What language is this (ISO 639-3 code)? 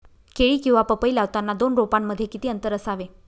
mar